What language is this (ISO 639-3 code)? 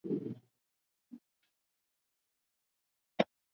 swa